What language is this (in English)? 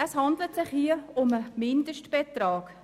Swiss German